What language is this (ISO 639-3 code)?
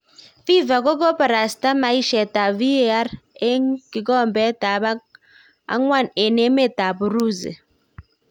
kln